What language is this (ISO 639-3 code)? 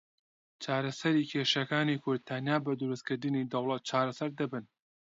ckb